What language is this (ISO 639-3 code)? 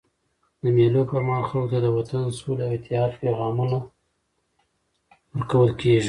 pus